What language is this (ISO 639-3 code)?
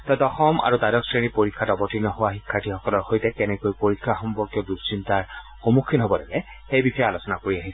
asm